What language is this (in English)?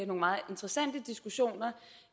Danish